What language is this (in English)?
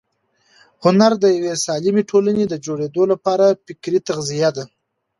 Pashto